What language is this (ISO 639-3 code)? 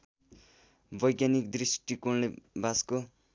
nep